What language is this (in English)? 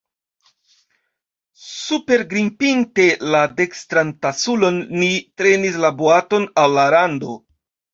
Esperanto